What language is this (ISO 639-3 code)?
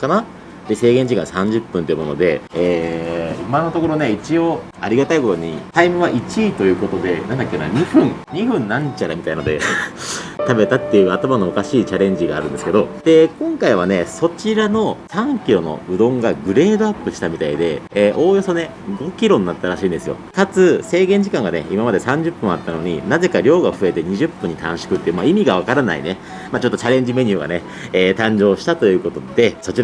jpn